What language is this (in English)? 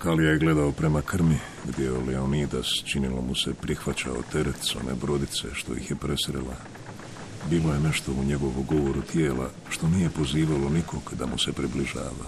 Croatian